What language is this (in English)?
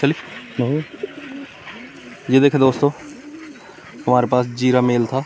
Hindi